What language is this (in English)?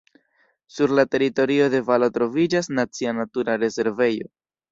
Esperanto